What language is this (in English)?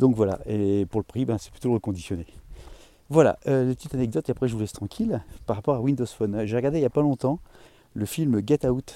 French